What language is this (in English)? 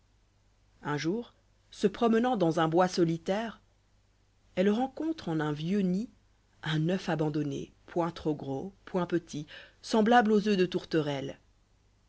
French